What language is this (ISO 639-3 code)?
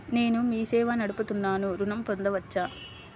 tel